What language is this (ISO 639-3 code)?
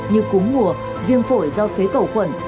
vie